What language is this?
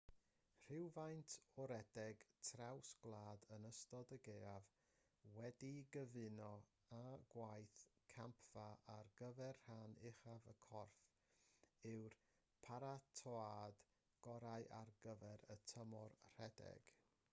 Welsh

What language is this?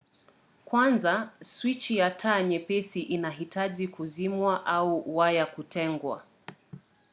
Swahili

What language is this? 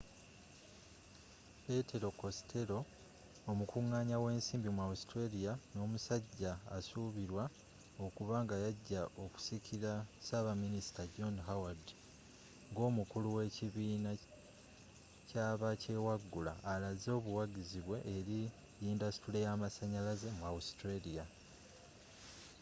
Ganda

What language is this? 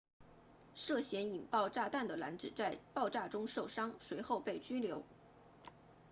Chinese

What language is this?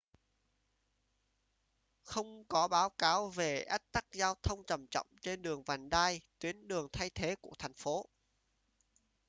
Vietnamese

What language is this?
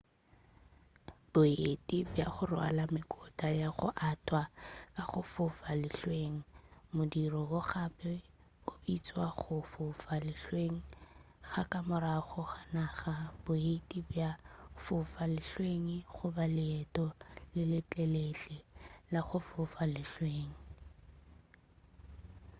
Northern Sotho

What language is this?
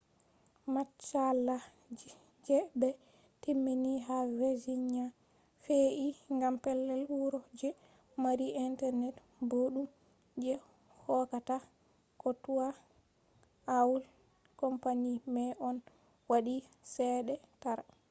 Fula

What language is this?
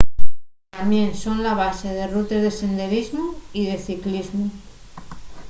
Asturian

